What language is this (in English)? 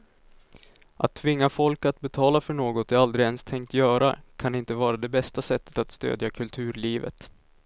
Swedish